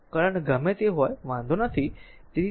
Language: Gujarati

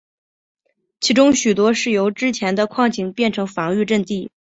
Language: Chinese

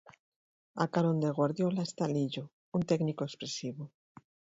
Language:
Galician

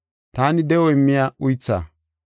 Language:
Gofa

